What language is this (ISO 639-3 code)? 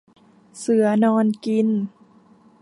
tha